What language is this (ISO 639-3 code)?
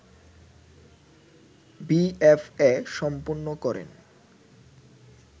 ben